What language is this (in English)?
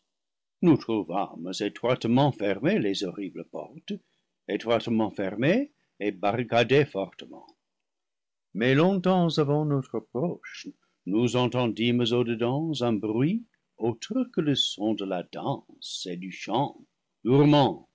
French